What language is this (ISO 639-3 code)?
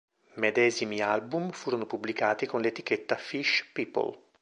ita